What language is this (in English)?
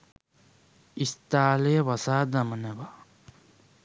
Sinhala